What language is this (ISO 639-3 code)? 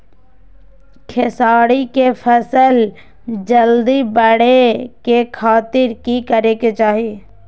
mag